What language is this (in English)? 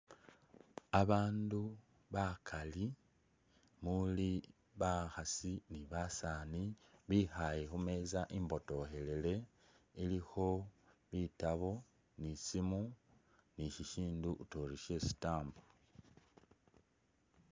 Masaaba